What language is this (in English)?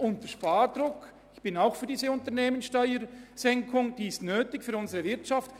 Swiss German